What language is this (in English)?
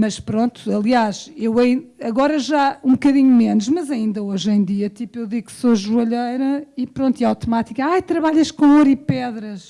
Portuguese